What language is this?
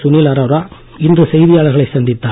Tamil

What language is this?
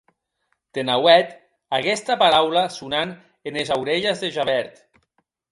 Occitan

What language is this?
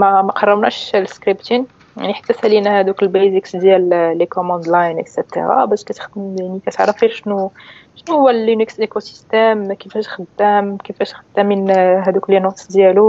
Arabic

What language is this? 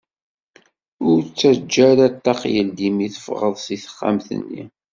Kabyle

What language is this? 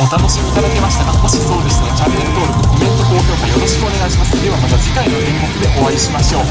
Japanese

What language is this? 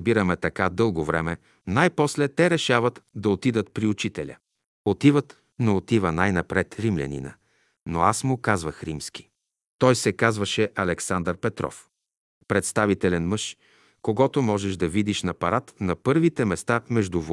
Bulgarian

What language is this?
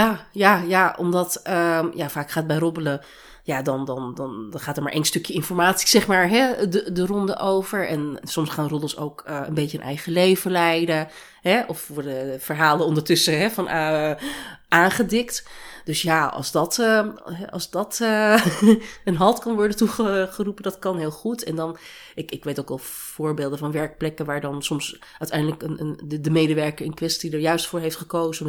Dutch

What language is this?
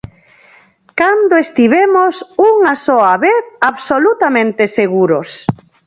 Galician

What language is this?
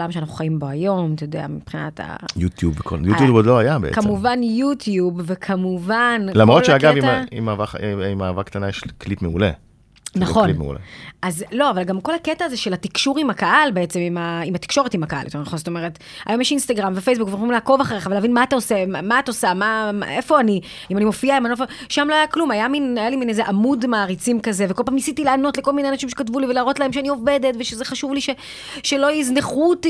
Hebrew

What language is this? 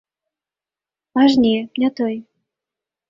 Belarusian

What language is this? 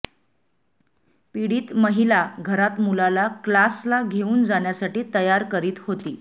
Marathi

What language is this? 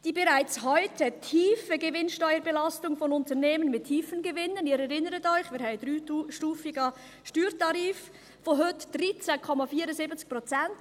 Swiss German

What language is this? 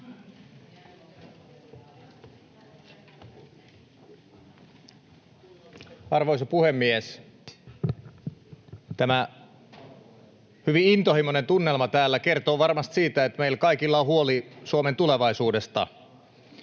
Finnish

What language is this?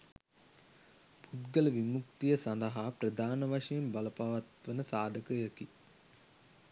Sinhala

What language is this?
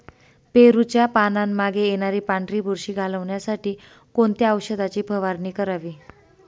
Marathi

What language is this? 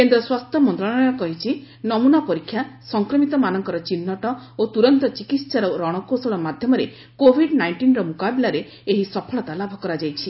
Odia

